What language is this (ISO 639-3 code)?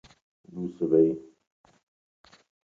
ckb